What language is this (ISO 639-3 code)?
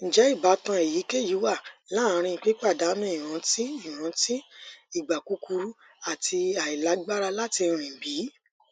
yor